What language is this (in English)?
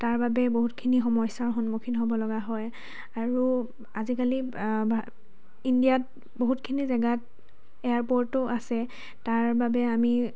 Assamese